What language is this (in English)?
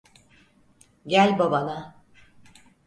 Turkish